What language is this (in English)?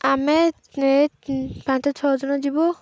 Odia